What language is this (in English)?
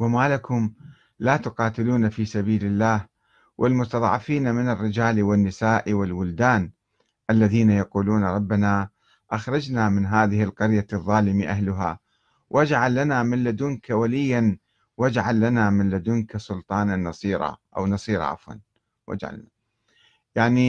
Arabic